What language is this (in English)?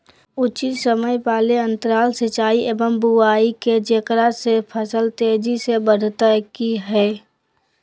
Magahi